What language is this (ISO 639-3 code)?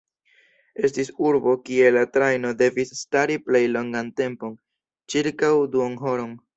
epo